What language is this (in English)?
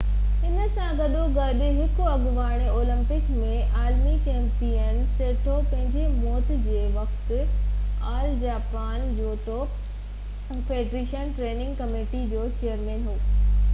Sindhi